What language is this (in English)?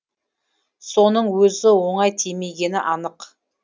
Kazakh